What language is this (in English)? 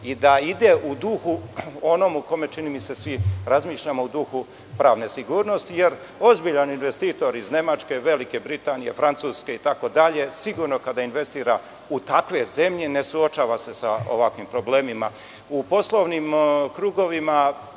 Serbian